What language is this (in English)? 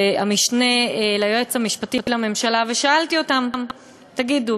Hebrew